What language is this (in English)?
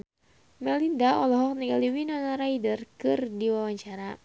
Sundanese